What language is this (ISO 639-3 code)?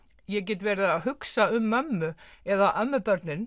isl